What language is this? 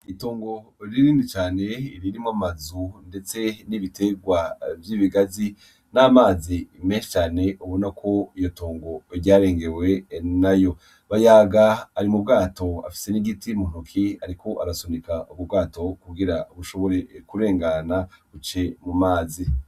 Rundi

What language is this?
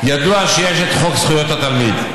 Hebrew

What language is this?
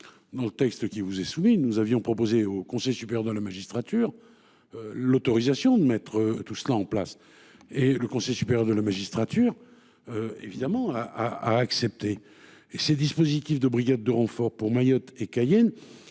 French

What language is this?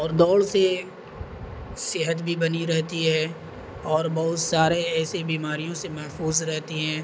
Urdu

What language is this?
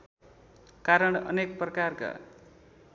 Nepali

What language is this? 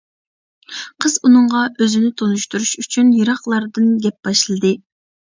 Uyghur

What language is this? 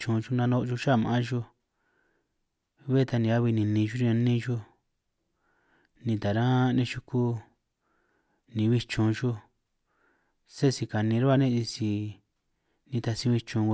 San Martín Itunyoso Triqui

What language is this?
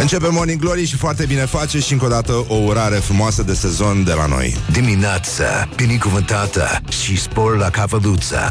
Romanian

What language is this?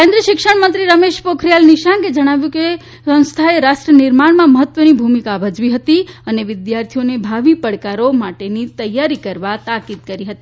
Gujarati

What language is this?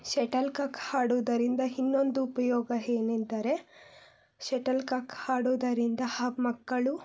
Kannada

